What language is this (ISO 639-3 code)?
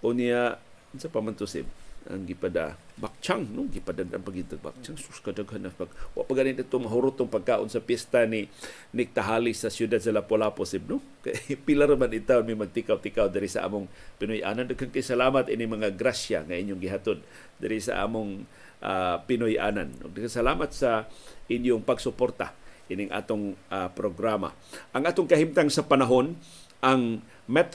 fil